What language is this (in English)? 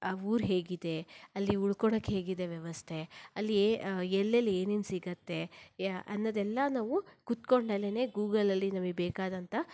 Kannada